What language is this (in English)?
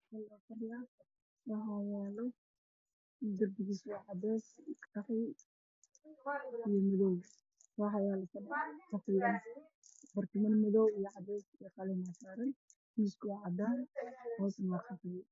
Somali